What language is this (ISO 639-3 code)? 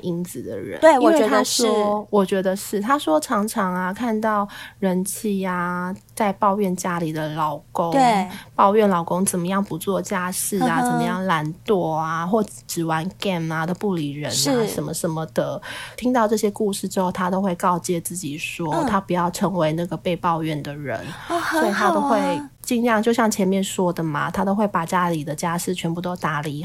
zho